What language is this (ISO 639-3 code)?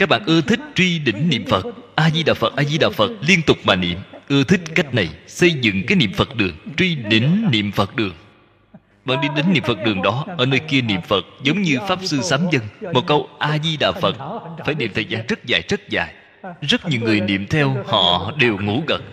vie